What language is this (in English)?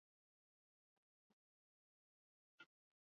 Basque